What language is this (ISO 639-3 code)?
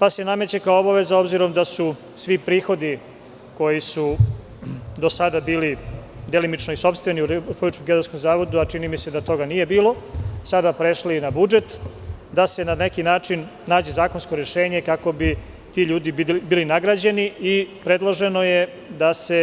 srp